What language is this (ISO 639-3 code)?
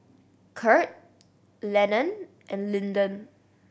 eng